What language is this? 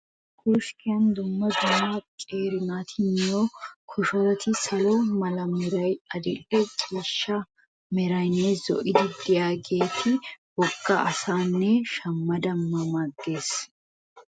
Wolaytta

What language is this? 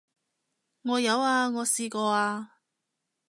Cantonese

